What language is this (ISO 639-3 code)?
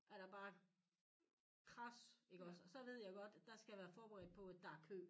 dan